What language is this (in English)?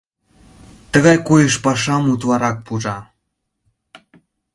Mari